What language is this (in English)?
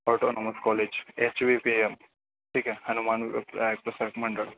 Marathi